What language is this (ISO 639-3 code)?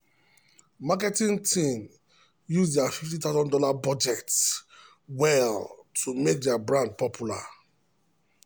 pcm